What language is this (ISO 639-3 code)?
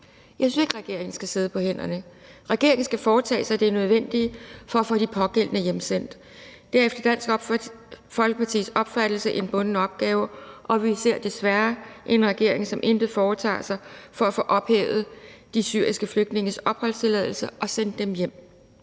dan